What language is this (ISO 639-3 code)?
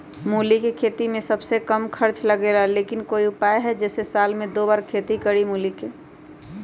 mag